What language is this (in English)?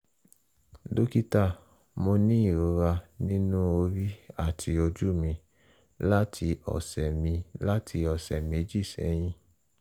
Yoruba